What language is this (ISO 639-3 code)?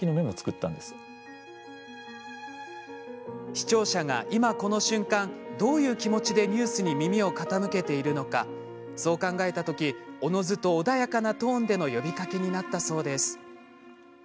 jpn